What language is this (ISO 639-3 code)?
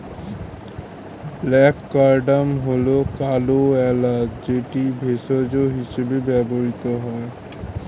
ben